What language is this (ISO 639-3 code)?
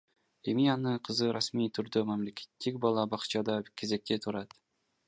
kir